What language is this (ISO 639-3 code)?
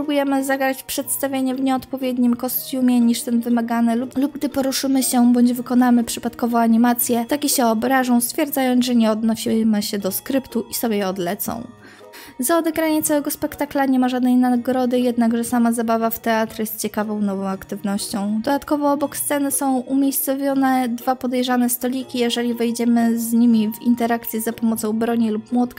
pol